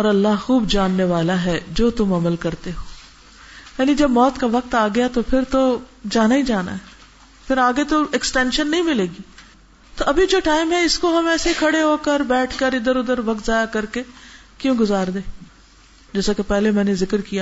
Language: Urdu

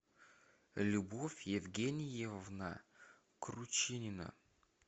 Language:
Russian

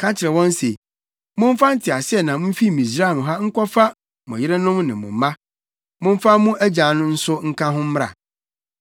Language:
Akan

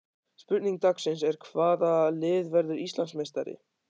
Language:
Icelandic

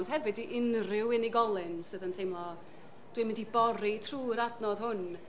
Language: Welsh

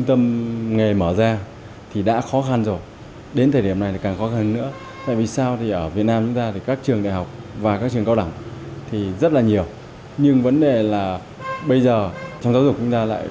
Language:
Vietnamese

